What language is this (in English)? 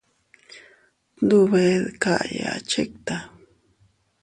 Teutila Cuicatec